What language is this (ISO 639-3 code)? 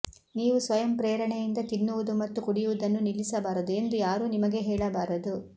kan